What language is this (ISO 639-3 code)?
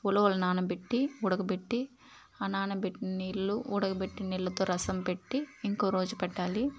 tel